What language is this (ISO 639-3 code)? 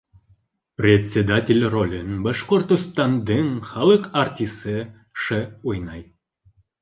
bak